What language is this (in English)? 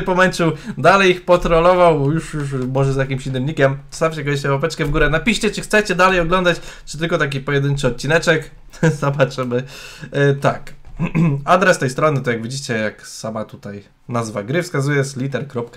Polish